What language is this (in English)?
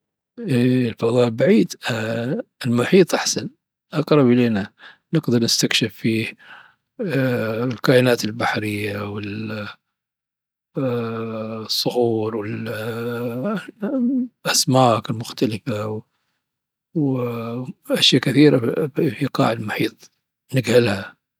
Dhofari Arabic